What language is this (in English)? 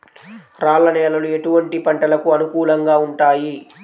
Telugu